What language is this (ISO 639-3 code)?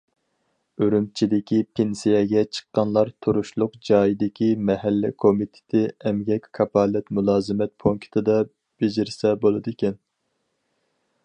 uig